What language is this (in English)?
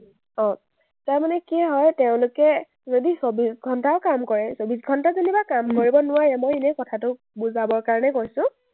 Assamese